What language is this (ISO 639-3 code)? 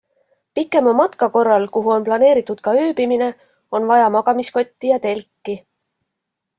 est